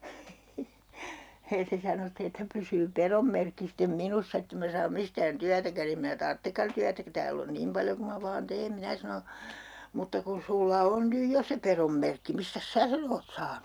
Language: Finnish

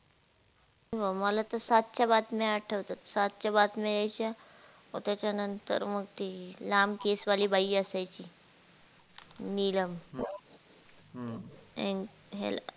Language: Marathi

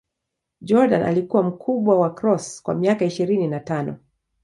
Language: Swahili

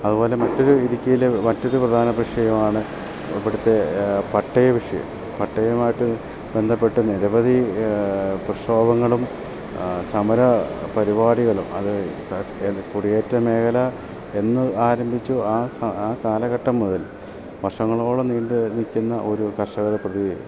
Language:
Malayalam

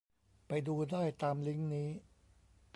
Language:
Thai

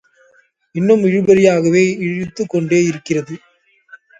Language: Tamil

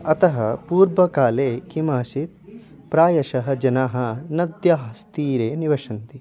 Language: Sanskrit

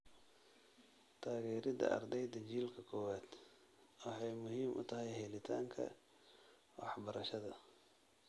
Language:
Somali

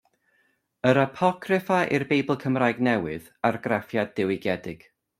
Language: Welsh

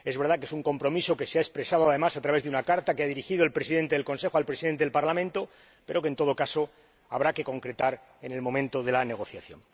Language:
Spanish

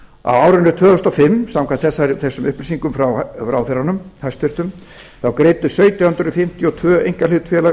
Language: Icelandic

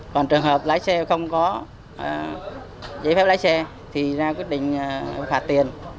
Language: Vietnamese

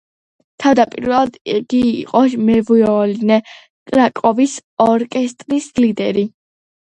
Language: Georgian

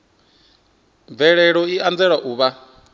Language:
Venda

